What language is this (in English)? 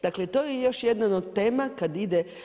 Croatian